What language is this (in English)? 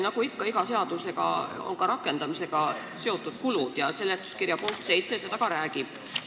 Estonian